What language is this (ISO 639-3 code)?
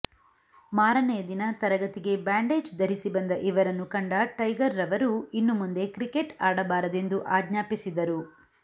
kan